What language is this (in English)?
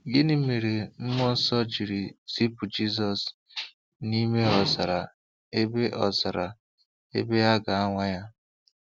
Igbo